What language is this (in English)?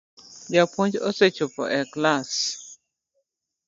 Luo (Kenya and Tanzania)